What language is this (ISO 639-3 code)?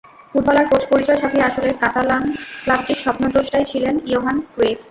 ben